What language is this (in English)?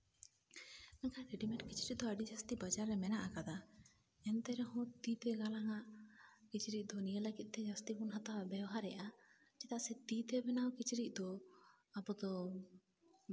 Santali